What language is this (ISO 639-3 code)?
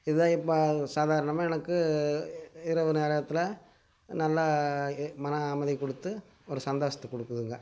tam